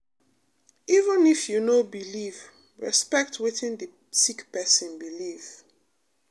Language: Nigerian Pidgin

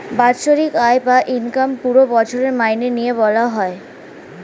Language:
Bangla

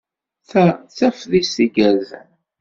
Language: Kabyle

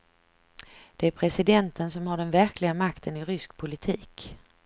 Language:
Swedish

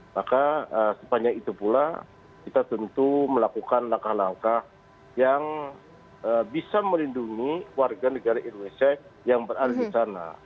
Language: Indonesian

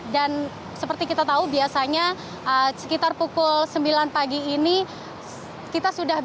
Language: Indonesian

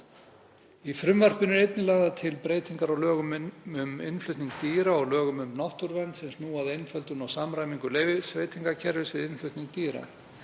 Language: Icelandic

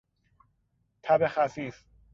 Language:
Persian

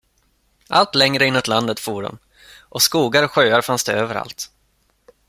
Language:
Swedish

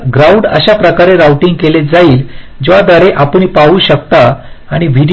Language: Marathi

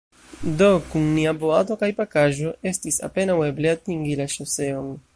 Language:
Esperanto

